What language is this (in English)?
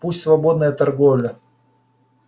Russian